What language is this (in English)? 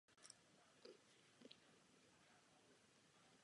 Czech